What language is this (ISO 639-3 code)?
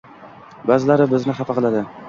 uzb